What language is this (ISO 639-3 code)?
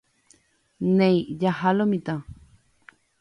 grn